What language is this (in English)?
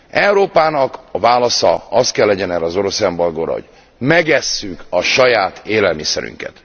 Hungarian